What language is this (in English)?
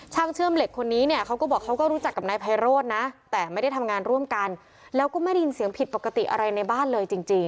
Thai